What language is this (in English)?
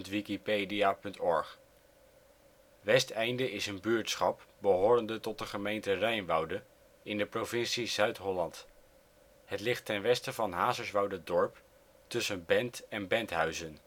Dutch